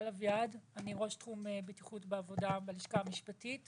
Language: Hebrew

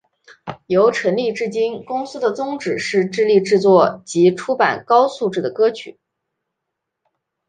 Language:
Chinese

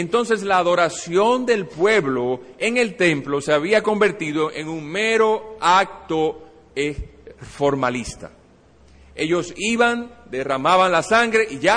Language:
Spanish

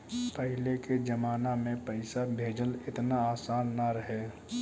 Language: Bhojpuri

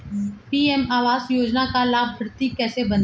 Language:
Hindi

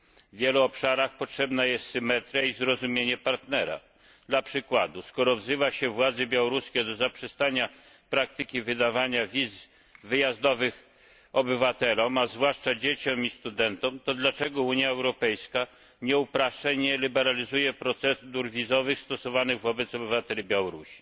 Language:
Polish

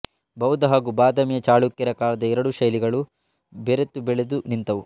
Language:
Kannada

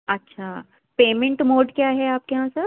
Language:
Urdu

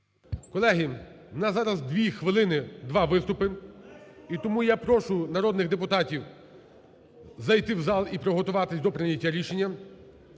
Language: Ukrainian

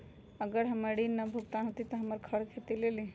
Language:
Magahi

